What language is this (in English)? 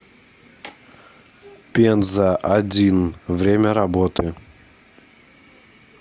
Russian